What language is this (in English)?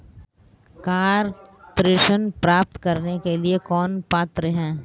Hindi